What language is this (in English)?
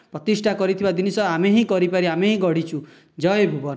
Odia